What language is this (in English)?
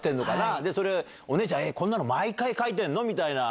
Japanese